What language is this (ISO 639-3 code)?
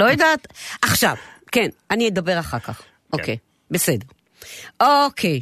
heb